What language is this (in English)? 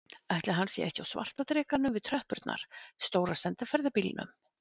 Icelandic